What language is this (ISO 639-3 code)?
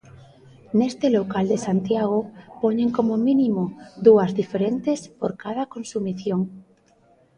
glg